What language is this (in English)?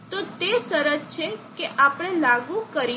Gujarati